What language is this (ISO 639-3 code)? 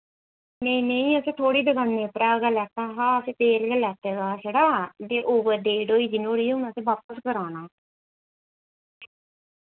doi